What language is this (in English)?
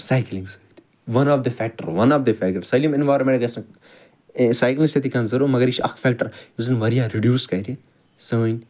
Kashmiri